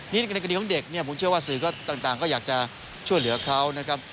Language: Thai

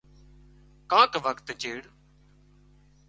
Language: Wadiyara Koli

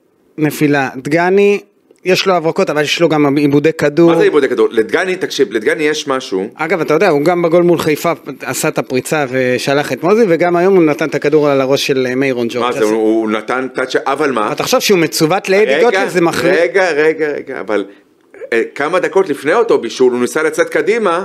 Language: Hebrew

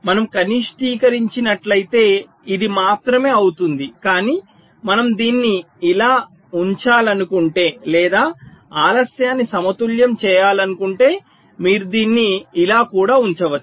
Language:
Telugu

